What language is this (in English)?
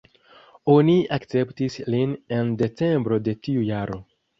Esperanto